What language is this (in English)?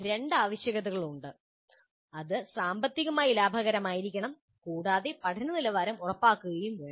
Malayalam